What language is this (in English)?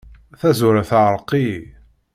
Kabyle